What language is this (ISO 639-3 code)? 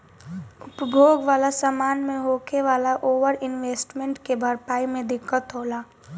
bho